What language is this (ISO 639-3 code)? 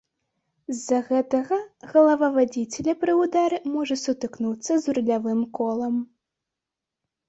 bel